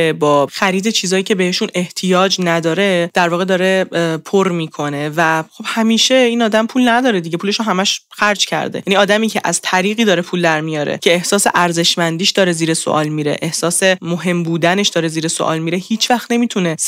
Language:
Persian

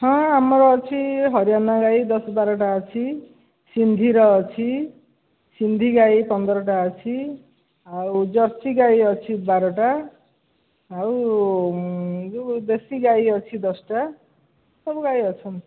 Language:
Odia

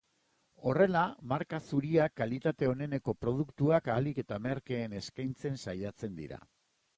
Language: Basque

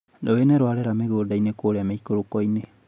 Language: Kikuyu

